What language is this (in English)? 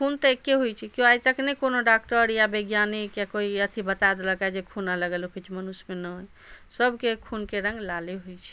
Maithili